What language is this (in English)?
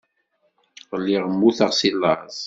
Kabyle